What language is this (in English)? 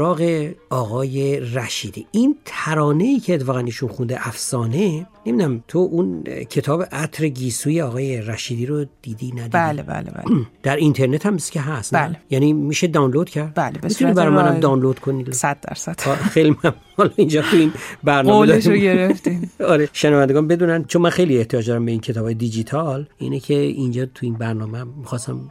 Persian